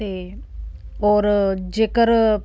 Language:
Punjabi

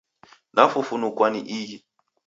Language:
Taita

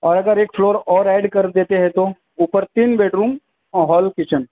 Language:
Urdu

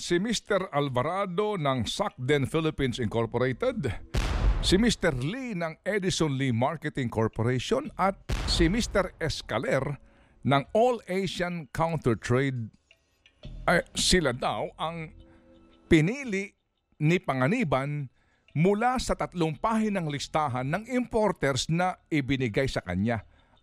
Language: Filipino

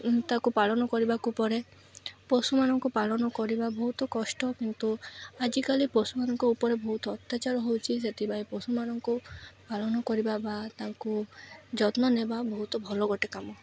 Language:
Odia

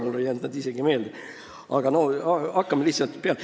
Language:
Estonian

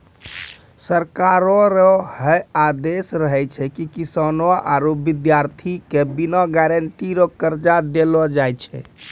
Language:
Maithili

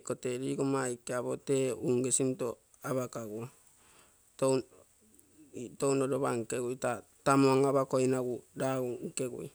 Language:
Terei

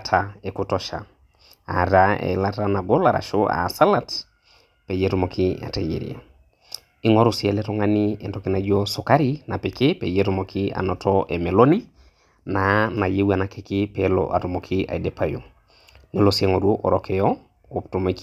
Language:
Masai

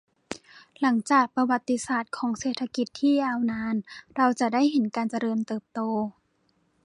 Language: Thai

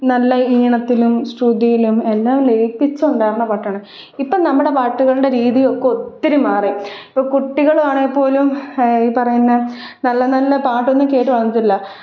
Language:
Malayalam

